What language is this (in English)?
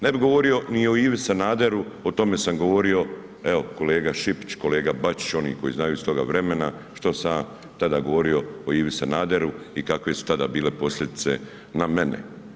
Croatian